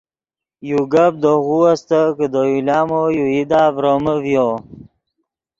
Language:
Yidgha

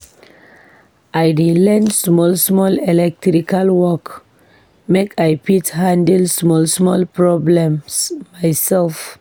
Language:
Nigerian Pidgin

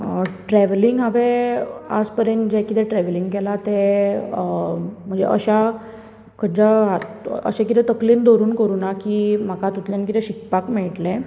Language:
Konkani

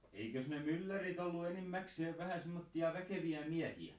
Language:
Finnish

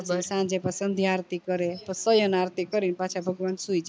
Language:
Gujarati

